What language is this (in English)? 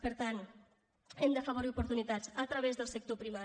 Catalan